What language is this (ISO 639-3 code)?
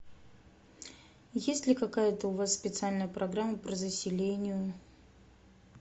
rus